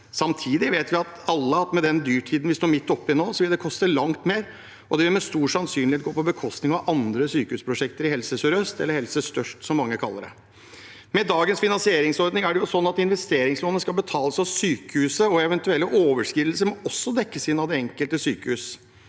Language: Norwegian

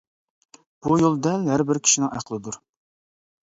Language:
Uyghur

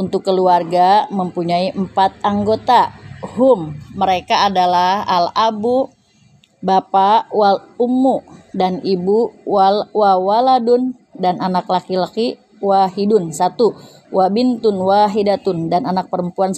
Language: Indonesian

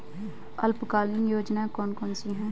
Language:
Hindi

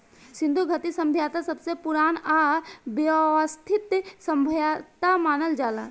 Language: Bhojpuri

